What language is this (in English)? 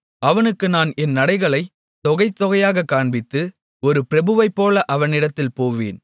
Tamil